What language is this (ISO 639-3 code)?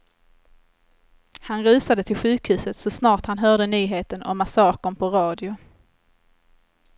swe